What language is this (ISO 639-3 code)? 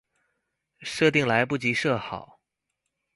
zho